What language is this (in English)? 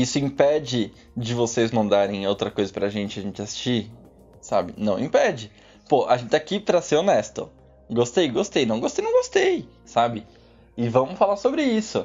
Portuguese